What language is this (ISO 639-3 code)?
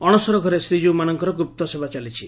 ori